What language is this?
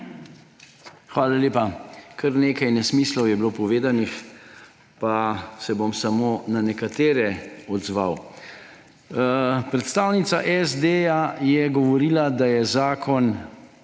Slovenian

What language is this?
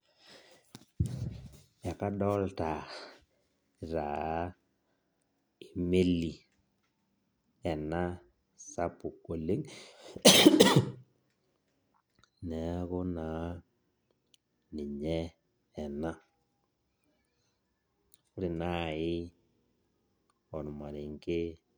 Masai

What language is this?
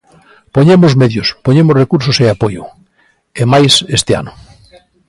Galician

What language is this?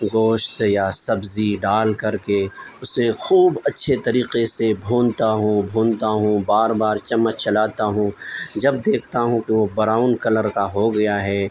Urdu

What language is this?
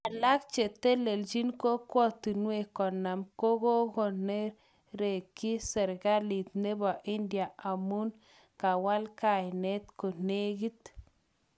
Kalenjin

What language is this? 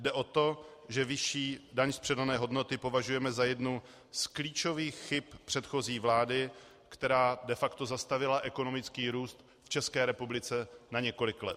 Czech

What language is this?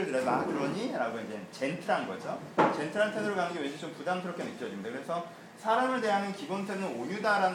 Korean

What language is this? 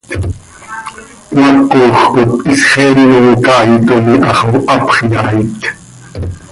Seri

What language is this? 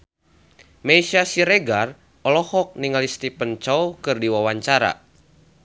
Sundanese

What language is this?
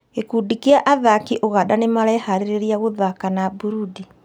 Kikuyu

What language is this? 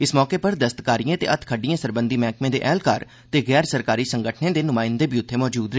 Dogri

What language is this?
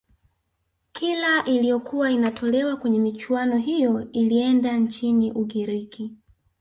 Swahili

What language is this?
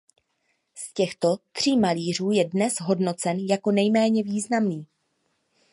Czech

